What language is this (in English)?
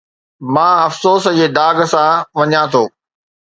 Sindhi